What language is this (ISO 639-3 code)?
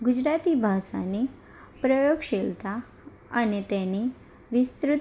guj